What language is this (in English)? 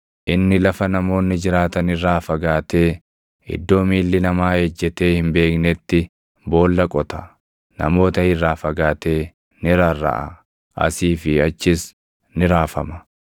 Oromo